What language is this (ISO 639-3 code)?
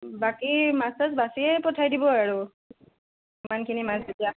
asm